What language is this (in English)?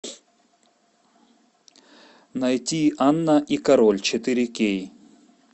Russian